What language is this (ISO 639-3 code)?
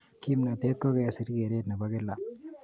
kln